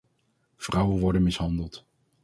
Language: Dutch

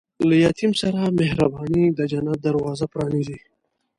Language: Pashto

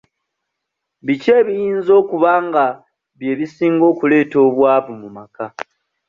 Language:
Ganda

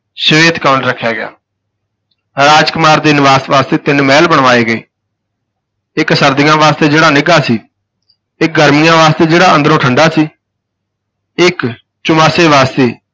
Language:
Punjabi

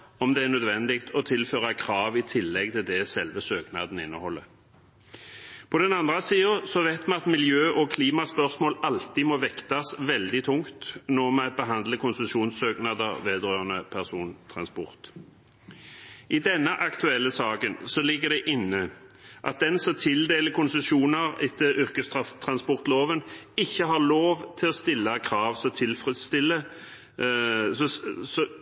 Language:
Norwegian Bokmål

